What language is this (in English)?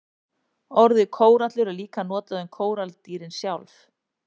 Icelandic